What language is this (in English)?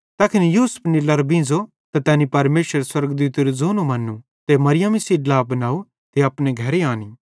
Bhadrawahi